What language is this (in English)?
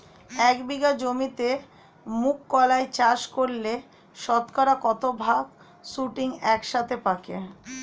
Bangla